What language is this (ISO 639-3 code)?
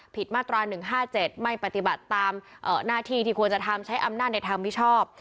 tha